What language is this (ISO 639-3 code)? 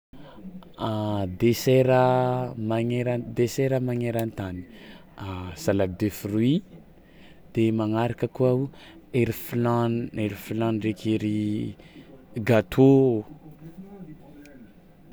xmw